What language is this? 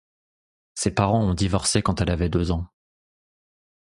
French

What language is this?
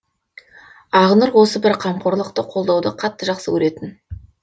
Kazakh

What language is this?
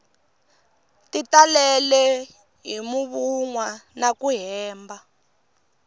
Tsonga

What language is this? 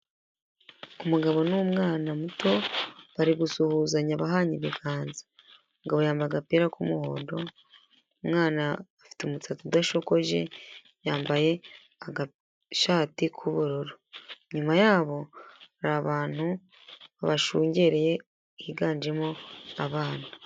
Kinyarwanda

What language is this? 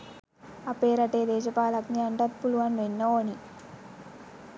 Sinhala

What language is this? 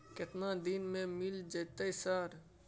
Maithili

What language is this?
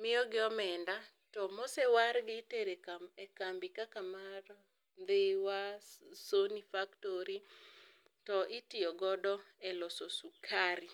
Luo (Kenya and Tanzania)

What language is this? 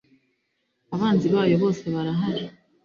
Kinyarwanda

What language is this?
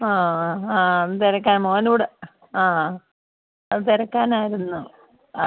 Malayalam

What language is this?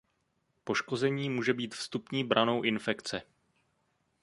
Czech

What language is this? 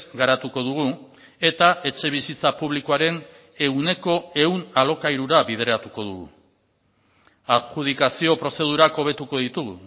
Basque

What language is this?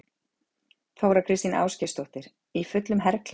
Icelandic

